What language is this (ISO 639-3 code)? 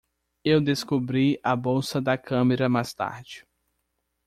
por